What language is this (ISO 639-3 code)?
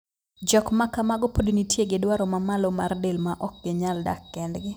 luo